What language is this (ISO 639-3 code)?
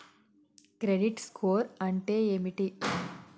tel